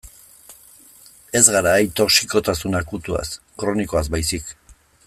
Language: Basque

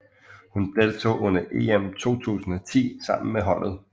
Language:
Danish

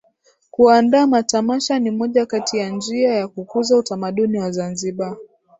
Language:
Swahili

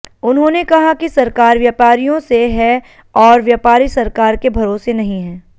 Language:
Hindi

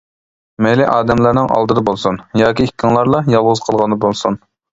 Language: Uyghur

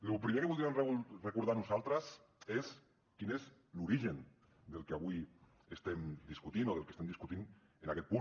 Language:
Catalan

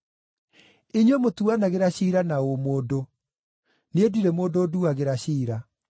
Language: Kikuyu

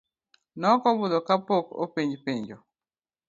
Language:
Luo (Kenya and Tanzania)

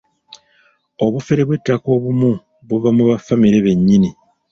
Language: Ganda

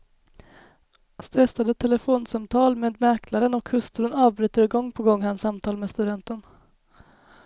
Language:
Swedish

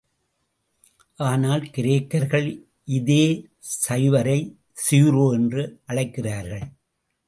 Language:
Tamil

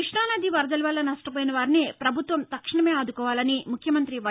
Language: Telugu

